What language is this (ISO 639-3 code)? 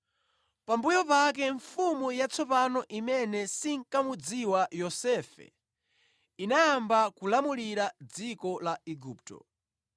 nya